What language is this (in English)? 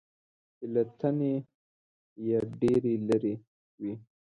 Pashto